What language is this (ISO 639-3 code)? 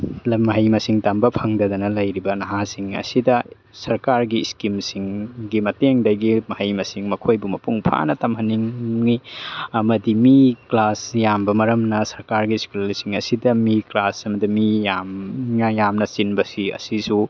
mni